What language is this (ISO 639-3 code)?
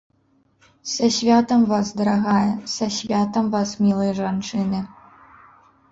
bel